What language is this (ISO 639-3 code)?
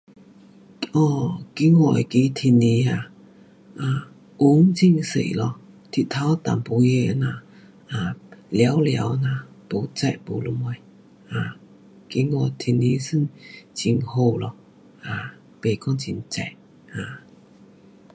cpx